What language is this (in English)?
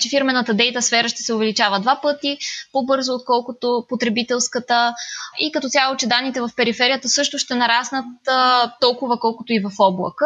Bulgarian